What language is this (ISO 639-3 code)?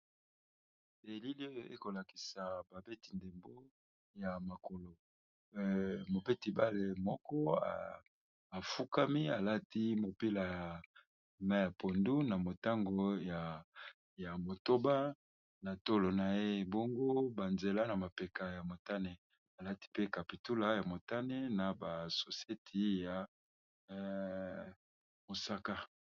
lin